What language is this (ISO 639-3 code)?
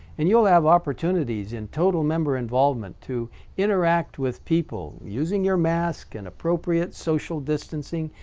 eng